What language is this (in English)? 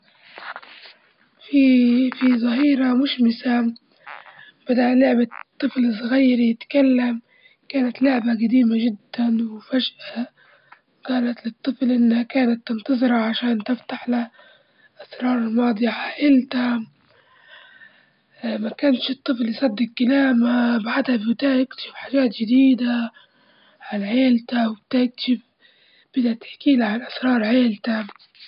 Libyan Arabic